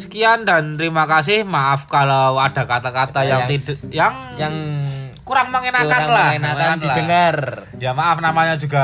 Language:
Indonesian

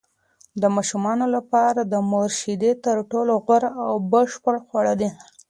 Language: Pashto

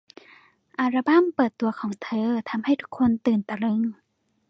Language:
Thai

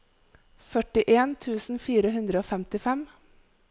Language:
Norwegian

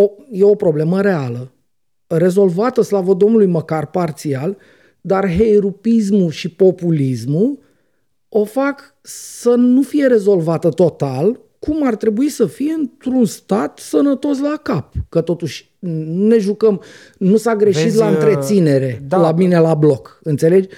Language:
Romanian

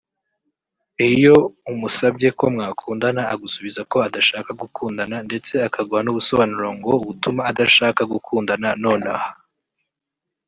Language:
Kinyarwanda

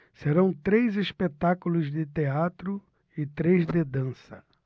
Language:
Portuguese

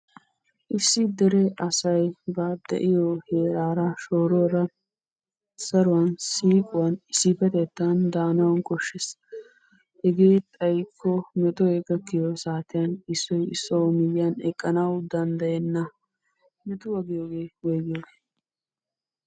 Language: Wolaytta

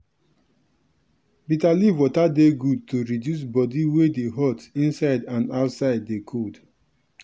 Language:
Nigerian Pidgin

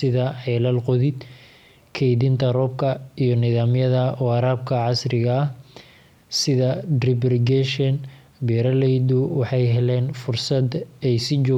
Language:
Somali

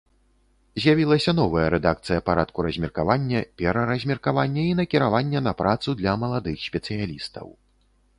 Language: Belarusian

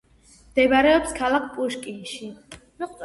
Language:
Georgian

